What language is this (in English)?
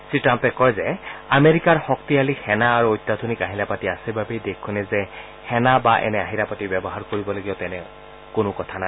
Assamese